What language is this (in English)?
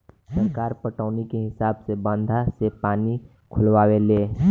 Bhojpuri